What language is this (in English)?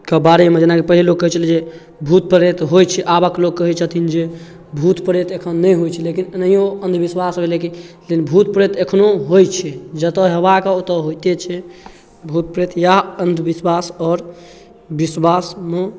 Maithili